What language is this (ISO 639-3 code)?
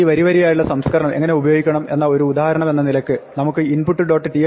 mal